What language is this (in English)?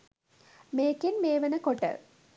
Sinhala